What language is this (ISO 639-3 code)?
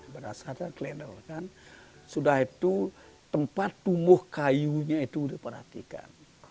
ind